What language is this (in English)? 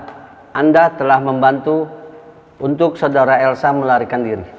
Indonesian